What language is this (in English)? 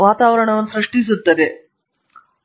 Kannada